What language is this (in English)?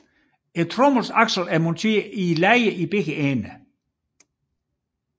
Danish